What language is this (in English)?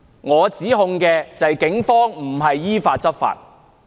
Cantonese